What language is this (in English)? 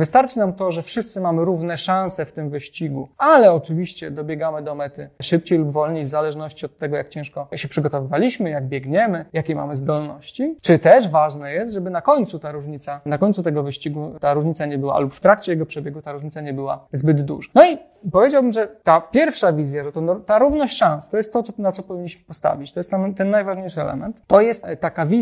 Polish